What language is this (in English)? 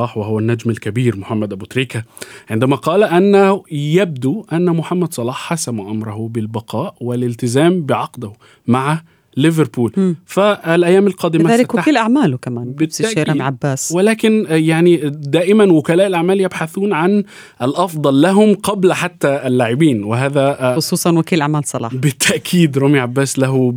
Arabic